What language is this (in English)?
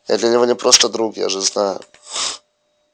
Russian